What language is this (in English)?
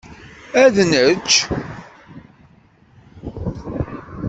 Kabyle